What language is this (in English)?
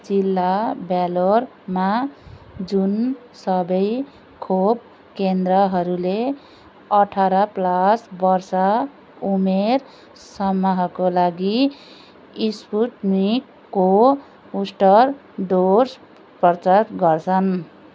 Nepali